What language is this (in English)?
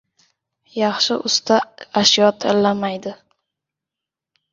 Uzbek